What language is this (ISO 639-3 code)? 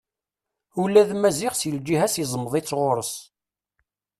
kab